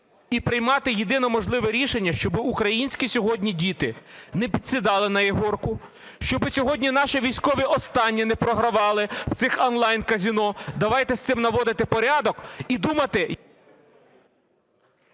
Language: Ukrainian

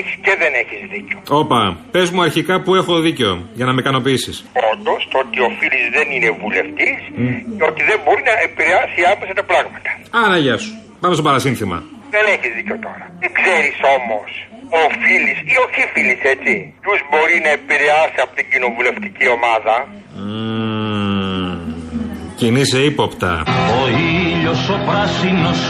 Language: Greek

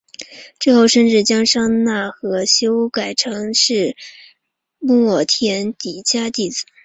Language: Chinese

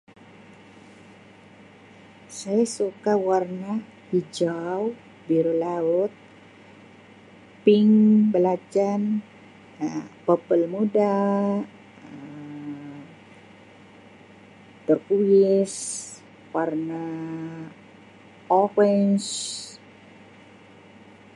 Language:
Sabah Malay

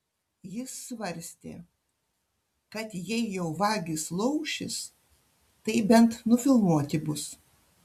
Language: Lithuanian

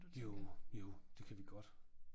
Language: Danish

